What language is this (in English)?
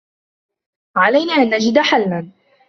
Arabic